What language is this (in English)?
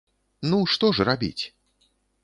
Belarusian